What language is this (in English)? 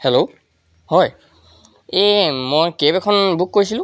Assamese